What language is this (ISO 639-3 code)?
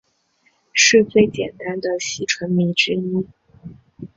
zho